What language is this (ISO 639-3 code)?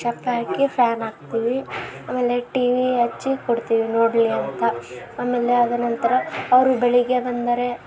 kan